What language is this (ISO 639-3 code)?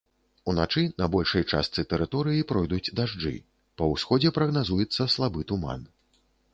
bel